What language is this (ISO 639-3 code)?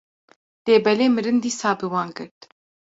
kur